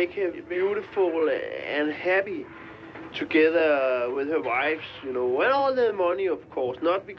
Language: Danish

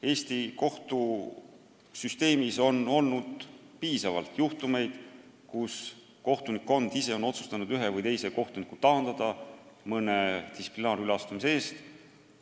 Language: Estonian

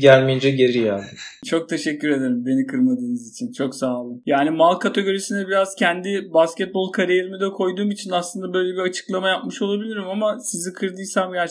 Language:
Turkish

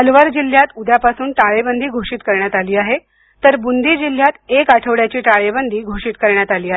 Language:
Marathi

